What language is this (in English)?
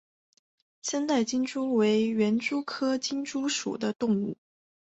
Chinese